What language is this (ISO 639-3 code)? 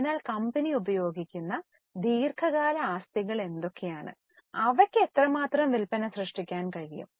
mal